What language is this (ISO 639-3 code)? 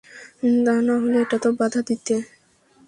ben